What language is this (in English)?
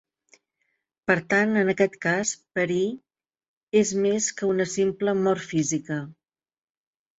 Catalan